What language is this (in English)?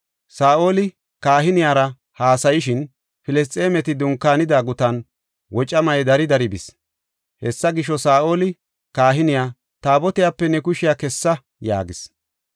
Gofa